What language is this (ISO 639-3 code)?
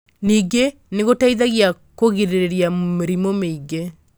kik